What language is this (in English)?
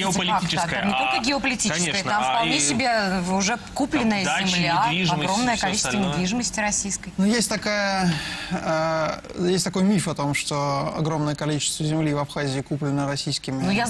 Russian